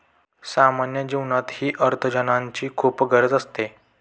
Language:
Marathi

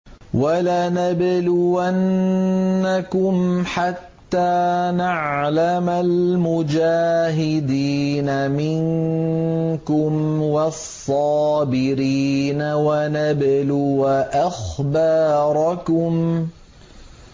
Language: Arabic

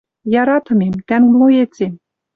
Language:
Western Mari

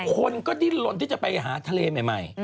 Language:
Thai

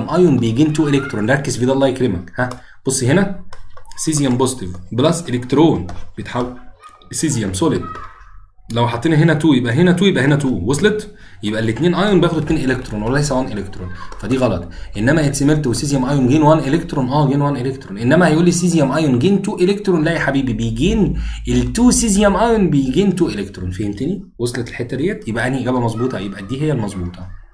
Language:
Arabic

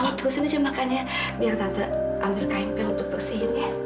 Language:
Indonesian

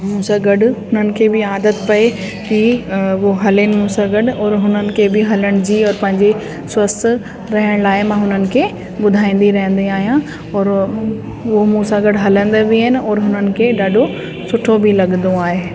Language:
Sindhi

